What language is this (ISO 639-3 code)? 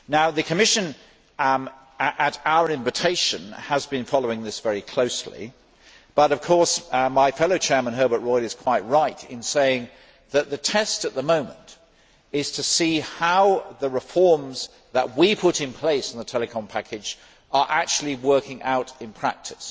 eng